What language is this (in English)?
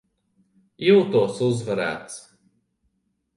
Latvian